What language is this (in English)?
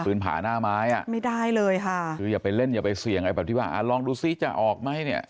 Thai